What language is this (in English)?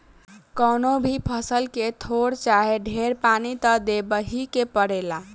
Bhojpuri